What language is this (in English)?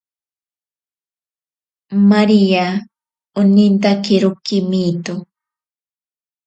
Ashéninka Perené